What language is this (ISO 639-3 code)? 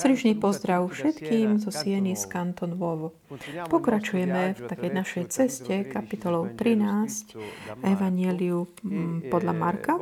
slk